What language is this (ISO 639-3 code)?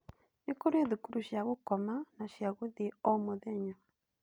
kik